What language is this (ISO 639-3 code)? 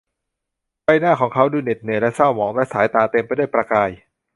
tha